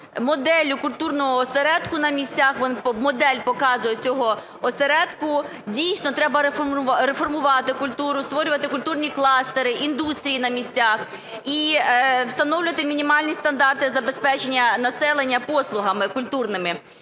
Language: Ukrainian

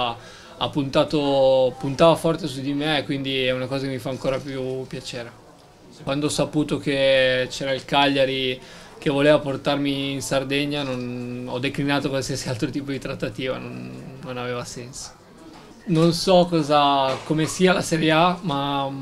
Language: Italian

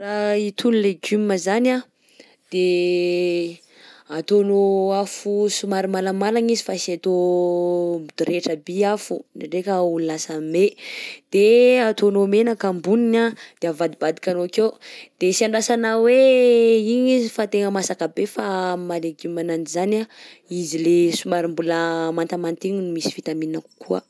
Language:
Southern Betsimisaraka Malagasy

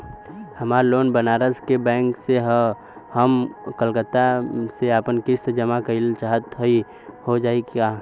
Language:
Bhojpuri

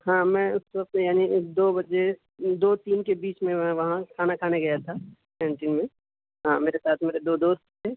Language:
Urdu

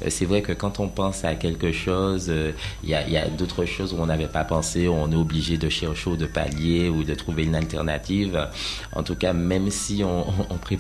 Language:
French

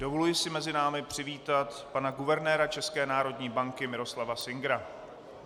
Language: Czech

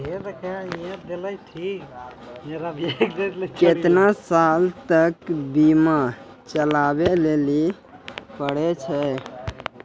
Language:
Maithili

